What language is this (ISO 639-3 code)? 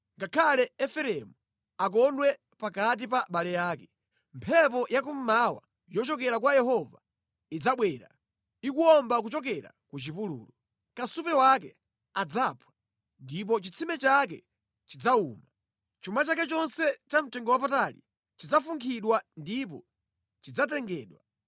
nya